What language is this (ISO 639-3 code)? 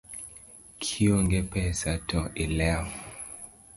luo